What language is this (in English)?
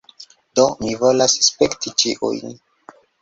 Esperanto